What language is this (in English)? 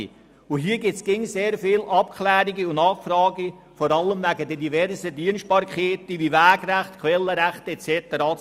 Swiss German